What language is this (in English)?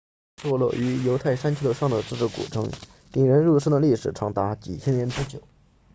Chinese